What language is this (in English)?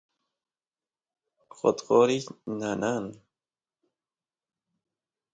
Santiago del Estero Quichua